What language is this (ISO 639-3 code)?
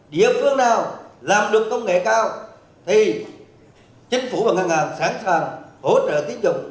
vie